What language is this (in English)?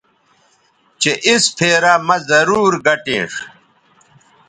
Bateri